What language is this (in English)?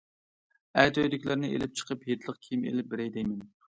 Uyghur